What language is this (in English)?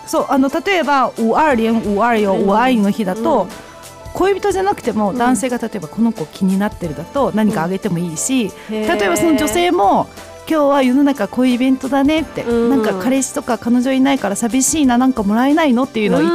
Japanese